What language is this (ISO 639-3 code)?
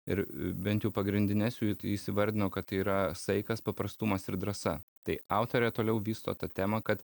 lit